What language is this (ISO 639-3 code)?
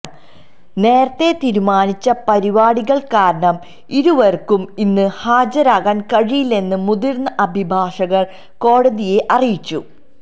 mal